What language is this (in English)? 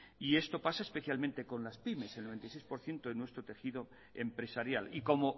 Spanish